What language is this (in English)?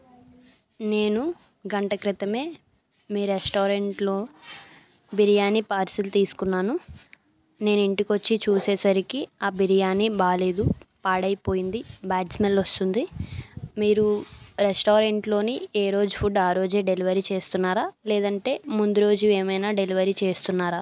Telugu